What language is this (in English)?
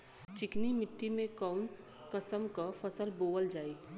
Bhojpuri